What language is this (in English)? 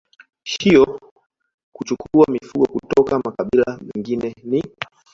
Swahili